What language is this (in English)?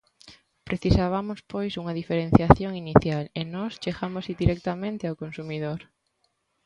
Galician